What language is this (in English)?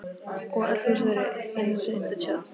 Icelandic